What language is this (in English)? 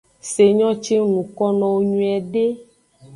Aja (Benin)